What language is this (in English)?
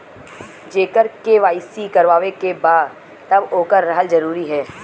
Bhojpuri